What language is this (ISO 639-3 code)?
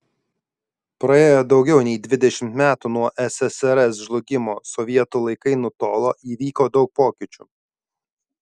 lit